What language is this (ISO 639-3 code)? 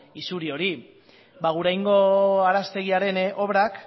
eus